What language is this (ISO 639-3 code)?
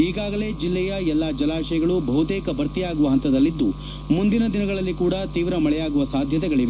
kan